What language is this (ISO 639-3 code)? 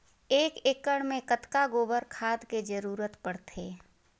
hne